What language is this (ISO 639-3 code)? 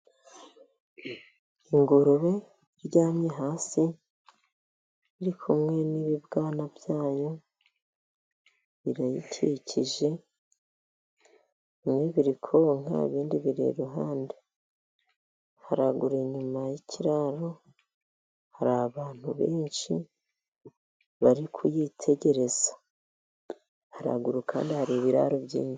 kin